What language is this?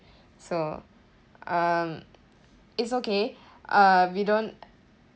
English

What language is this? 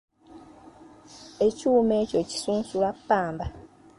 Ganda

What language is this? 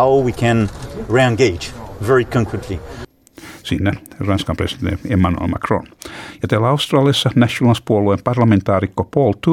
Finnish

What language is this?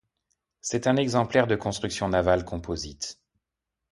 French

